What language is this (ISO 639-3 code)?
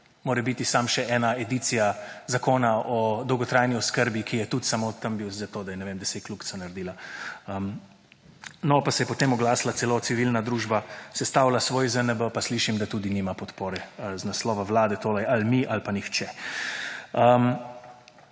slv